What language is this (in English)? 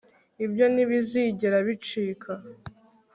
Kinyarwanda